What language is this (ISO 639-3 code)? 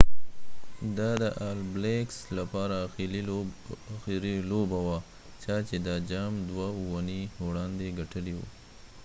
pus